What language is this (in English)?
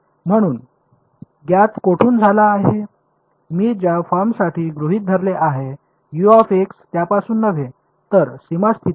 Marathi